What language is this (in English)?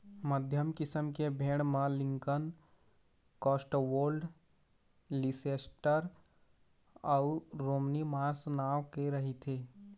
Chhattisgarhi